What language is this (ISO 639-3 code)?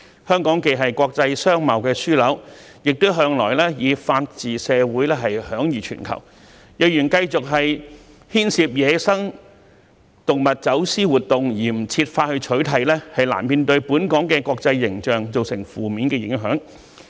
yue